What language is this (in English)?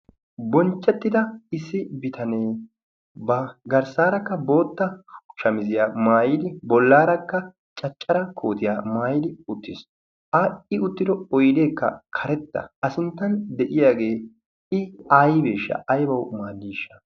Wolaytta